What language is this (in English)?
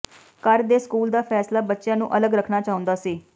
Punjabi